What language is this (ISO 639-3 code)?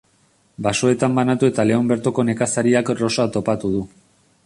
eus